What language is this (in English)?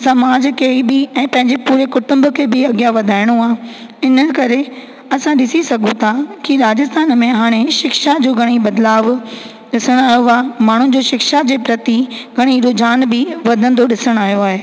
Sindhi